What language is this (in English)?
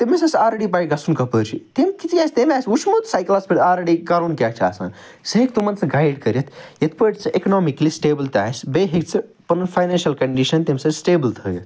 Kashmiri